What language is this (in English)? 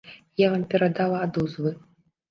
Belarusian